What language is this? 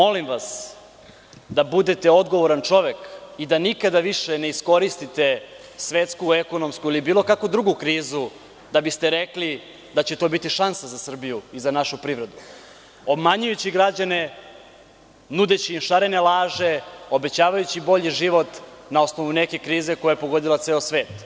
Serbian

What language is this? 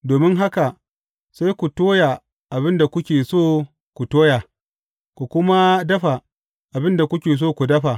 Hausa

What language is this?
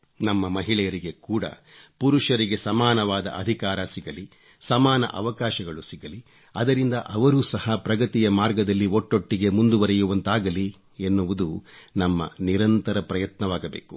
Kannada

